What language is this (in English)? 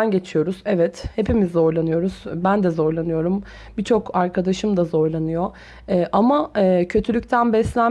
Turkish